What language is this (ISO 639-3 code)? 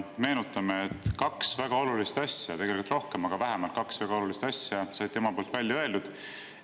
est